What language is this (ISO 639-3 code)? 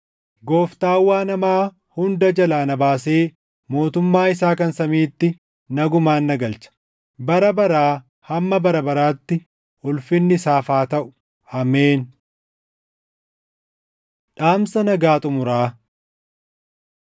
orm